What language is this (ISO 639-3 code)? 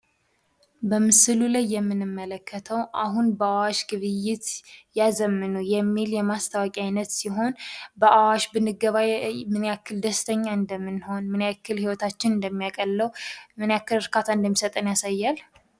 amh